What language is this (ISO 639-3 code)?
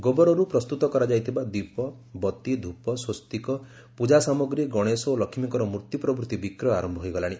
ori